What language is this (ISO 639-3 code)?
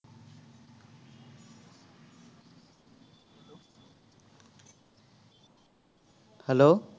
asm